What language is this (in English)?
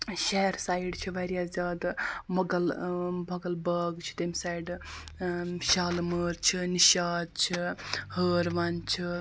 Kashmiri